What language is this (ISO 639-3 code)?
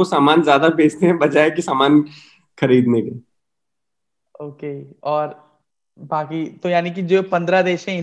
hin